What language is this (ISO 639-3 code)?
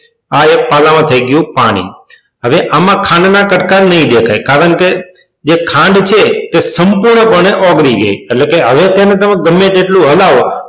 guj